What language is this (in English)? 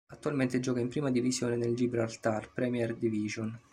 Italian